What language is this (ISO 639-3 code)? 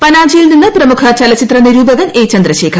mal